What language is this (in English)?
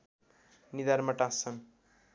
Nepali